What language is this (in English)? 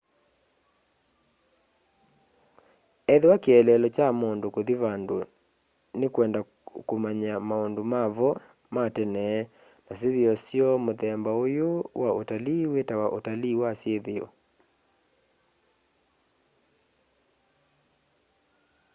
Kamba